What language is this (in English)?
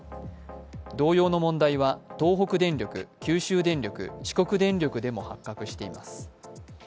Japanese